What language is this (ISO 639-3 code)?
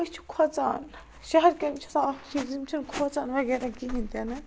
kas